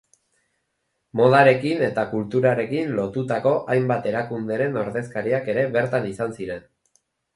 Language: Basque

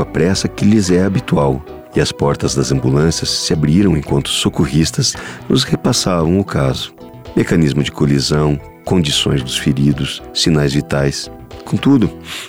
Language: Portuguese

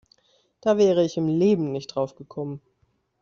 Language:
German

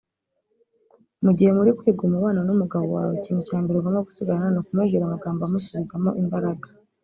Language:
Kinyarwanda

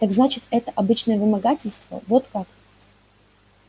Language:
Russian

